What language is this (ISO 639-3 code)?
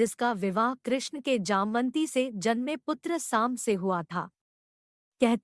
hin